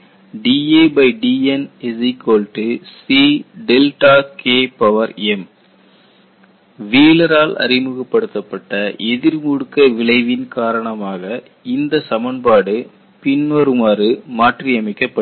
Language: Tamil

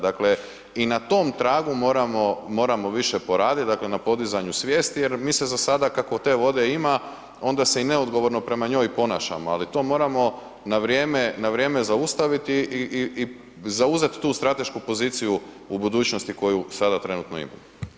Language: Croatian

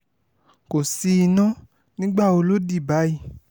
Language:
Yoruba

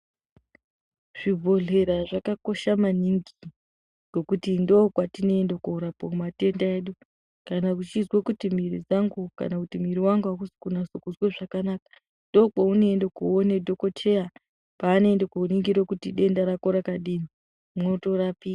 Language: Ndau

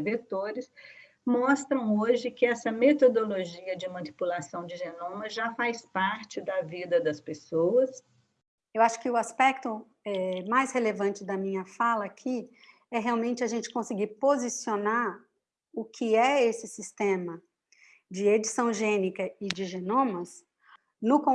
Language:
Portuguese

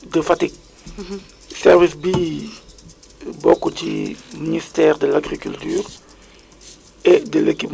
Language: Wolof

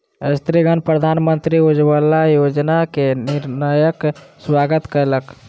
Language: Maithili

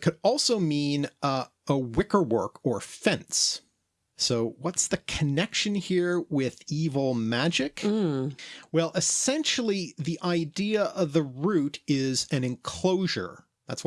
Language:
English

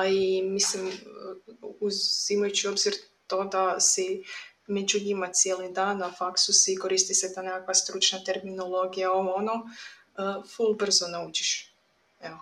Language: Croatian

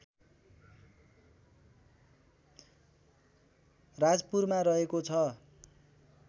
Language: Nepali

